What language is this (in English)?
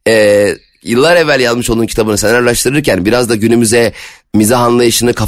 Turkish